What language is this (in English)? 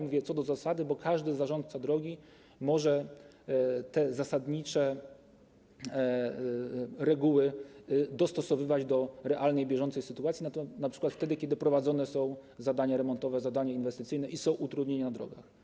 Polish